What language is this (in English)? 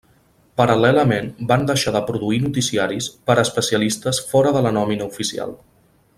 Catalan